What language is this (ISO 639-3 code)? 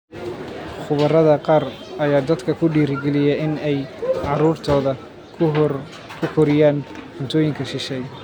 som